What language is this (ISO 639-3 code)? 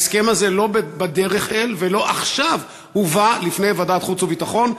heb